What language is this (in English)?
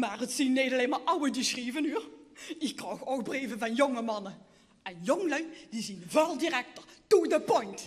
Dutch